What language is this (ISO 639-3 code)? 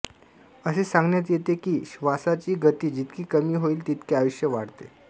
mar